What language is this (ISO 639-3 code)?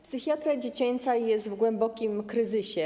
pol